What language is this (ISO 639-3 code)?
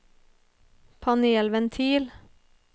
nor